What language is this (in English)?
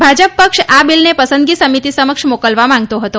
Gujarati